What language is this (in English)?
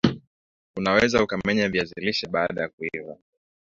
Swahili